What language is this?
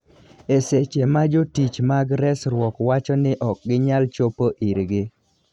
Luo (Kenya and Tanzania)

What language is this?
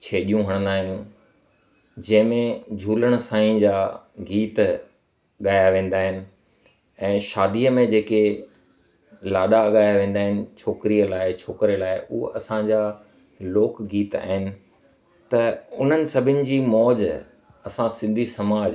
Sindhi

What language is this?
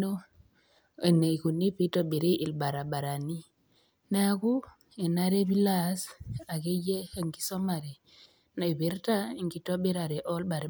Masai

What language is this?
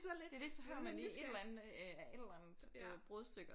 Danish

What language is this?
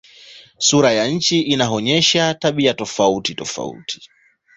Swahili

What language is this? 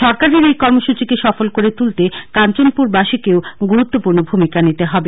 Bangla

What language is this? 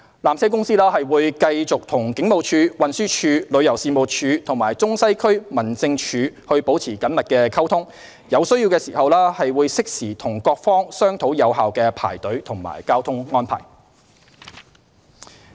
Cantonese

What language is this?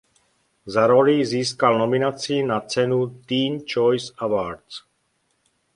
Czech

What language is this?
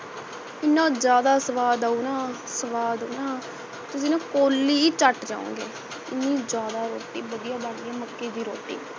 Punjabi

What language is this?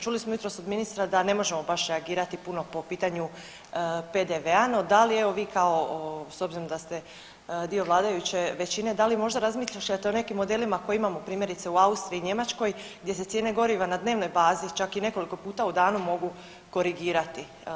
Croatian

